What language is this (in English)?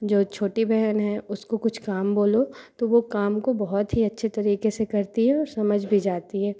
Hindi